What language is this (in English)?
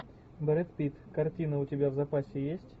Russian